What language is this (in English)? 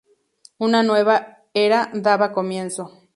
Spanish